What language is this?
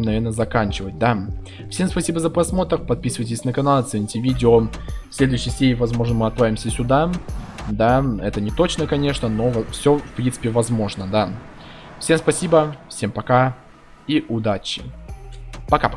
Russian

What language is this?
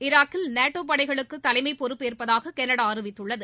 Tamil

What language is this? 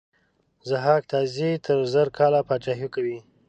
Pashto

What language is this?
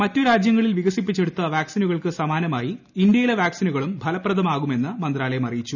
Malayalam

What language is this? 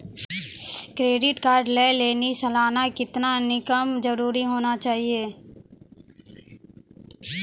Maithili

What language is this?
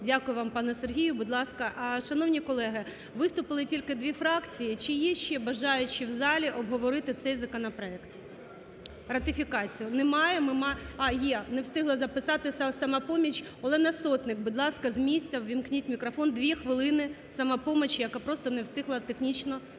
Ukrainian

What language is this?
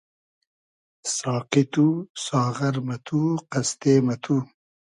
Hazaragi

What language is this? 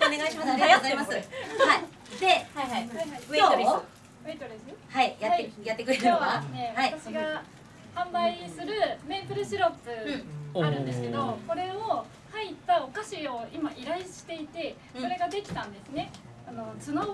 Japanese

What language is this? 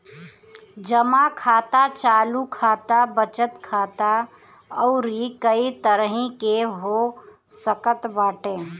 Bhojpuri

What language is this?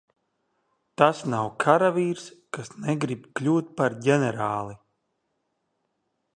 Latvian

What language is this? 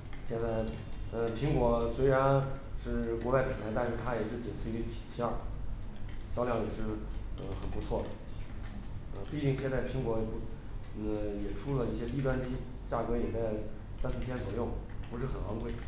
Chinese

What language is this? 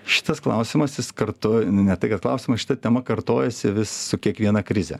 Lithuanian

